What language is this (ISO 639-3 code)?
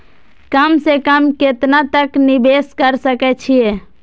mai